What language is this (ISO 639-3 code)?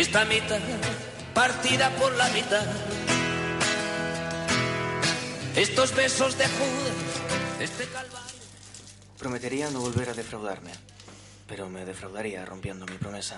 spa